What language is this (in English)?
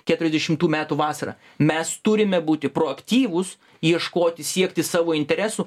Lithuanian